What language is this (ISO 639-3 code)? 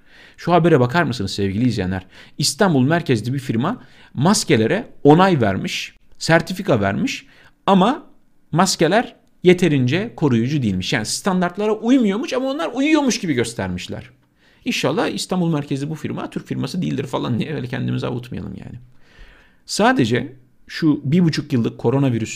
tur